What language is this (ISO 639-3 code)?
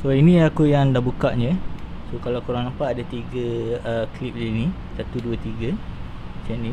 msa